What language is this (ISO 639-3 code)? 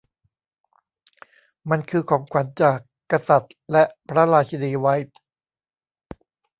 tha